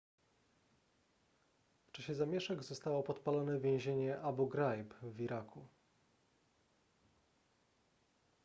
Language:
Polish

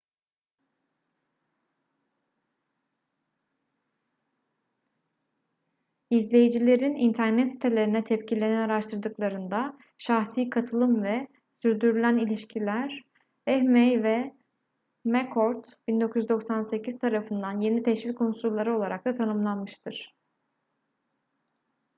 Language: Turkish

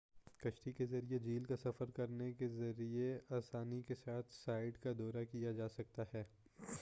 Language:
Urdu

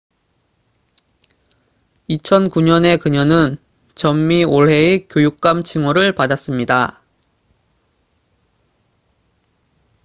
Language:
Korean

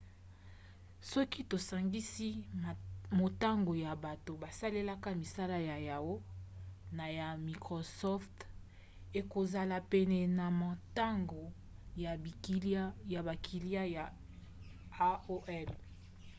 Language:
Lingala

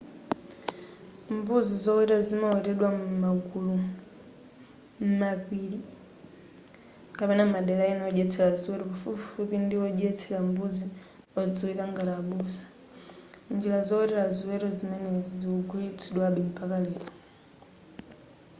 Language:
Nyanja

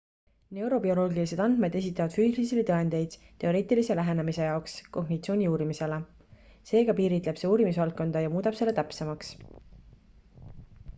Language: Estonian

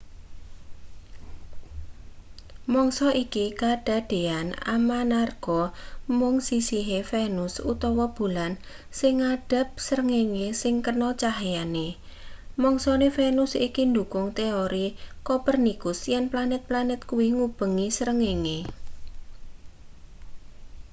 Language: Javanese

